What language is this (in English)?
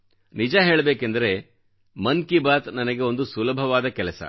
Kannada